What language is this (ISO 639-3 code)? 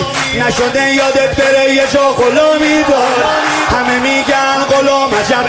fas